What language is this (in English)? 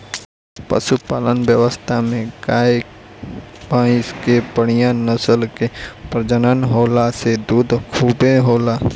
Bhojpuri